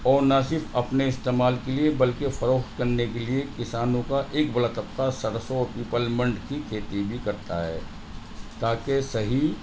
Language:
Urdu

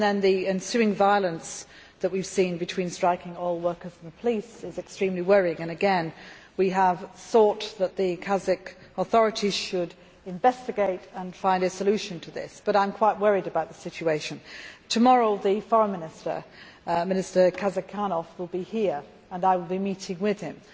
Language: English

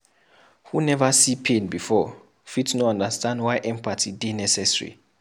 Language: Nigerian Pidgin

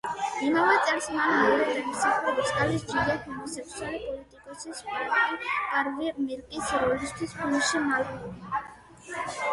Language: Georgian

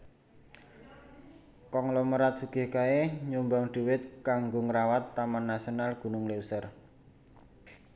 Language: Javanese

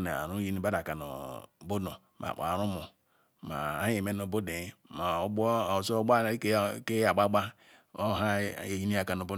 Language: Ikwere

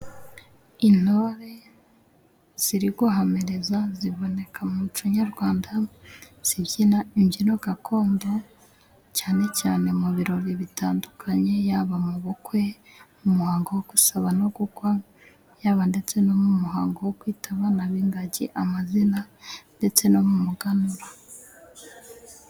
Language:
Kinyarwanda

